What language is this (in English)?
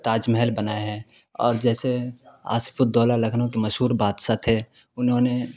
Urdu